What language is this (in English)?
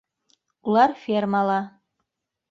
Bashkir